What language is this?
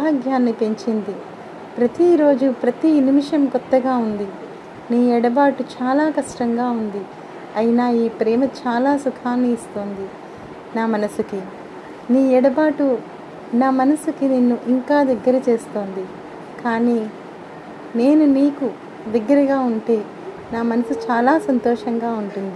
Telugu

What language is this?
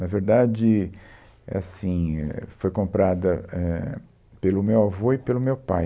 Portuguese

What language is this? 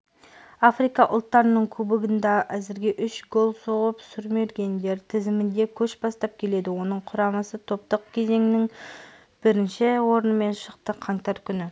Kazakh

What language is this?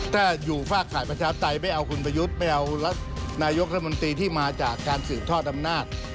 Thai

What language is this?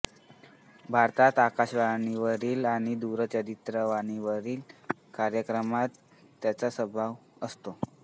Marathi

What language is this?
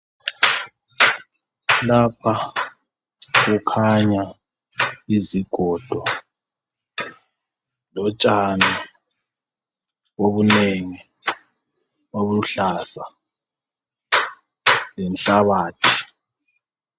North Ndebele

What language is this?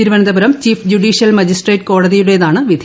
Malayalam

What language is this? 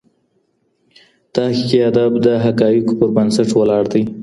Pashto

